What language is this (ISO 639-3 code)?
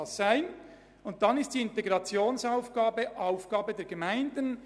gsw